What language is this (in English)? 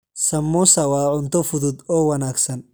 Somali